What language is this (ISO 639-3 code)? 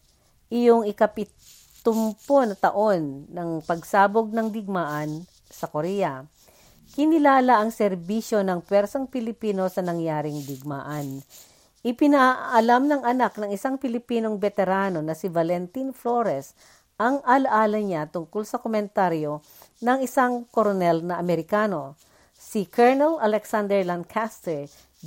fil